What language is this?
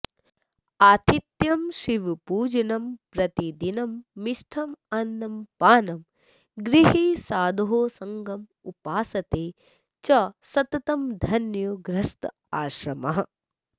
Sanskrit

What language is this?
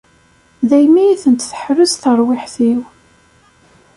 Kabyle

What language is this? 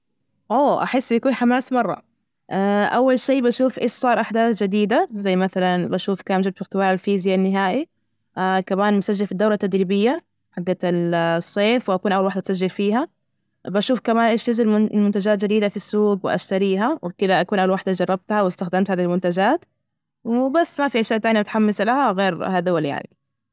Najdi Arabic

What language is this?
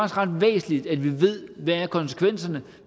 Danish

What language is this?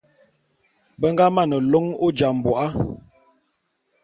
Bulu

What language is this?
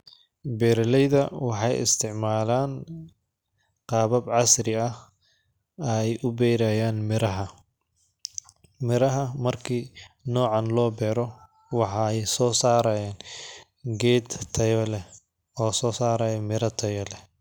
Somali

